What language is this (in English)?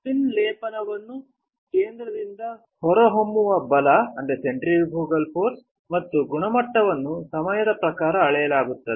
Kannada